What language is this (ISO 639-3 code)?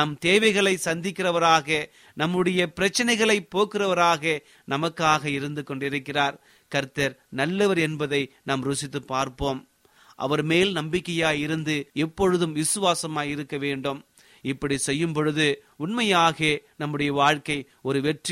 tam